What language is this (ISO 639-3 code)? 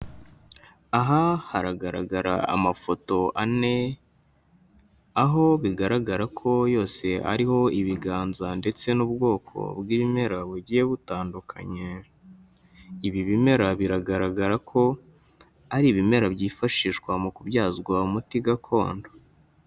kin